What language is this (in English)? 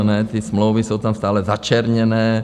Czech